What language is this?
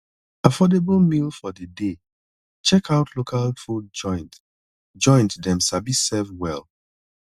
Nigerian Pidgin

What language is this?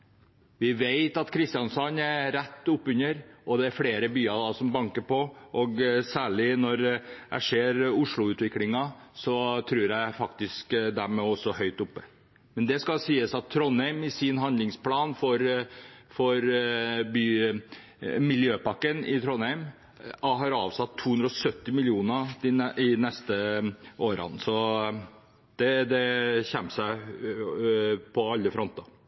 Norwegian Bokmål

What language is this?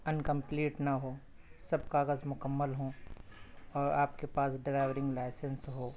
Urdu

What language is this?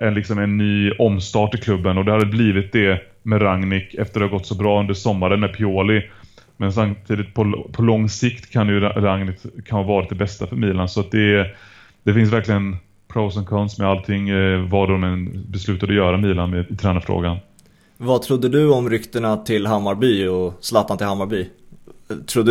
Swedish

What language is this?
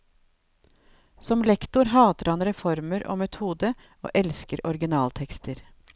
Norwegian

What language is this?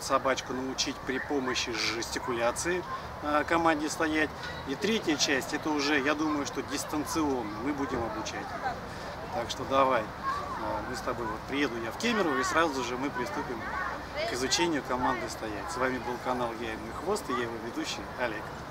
Russian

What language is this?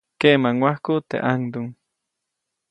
Copainalá Zoque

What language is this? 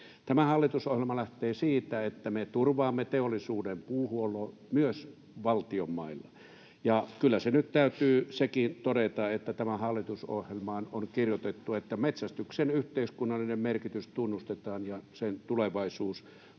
Finnish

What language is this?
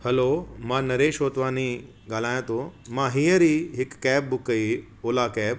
Sindhi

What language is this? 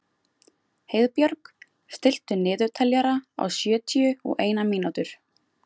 Icelandic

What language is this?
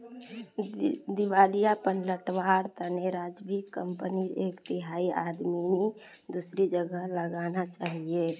Magahi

